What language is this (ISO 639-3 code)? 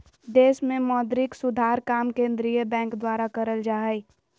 mag